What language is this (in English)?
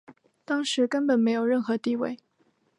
Chinese